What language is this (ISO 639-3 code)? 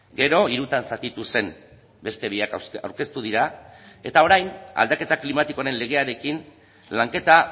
eus